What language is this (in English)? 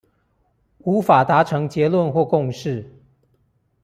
Chinese